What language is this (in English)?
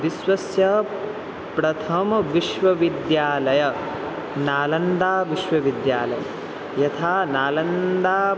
Sanskrit